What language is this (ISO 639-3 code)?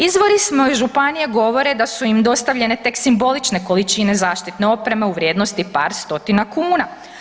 hrv